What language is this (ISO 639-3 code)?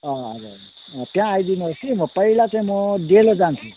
nep